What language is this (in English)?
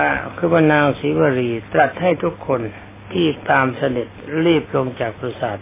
Thai